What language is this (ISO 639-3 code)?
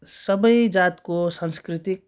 nep